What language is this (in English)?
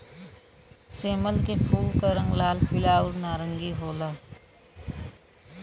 Bhojpuri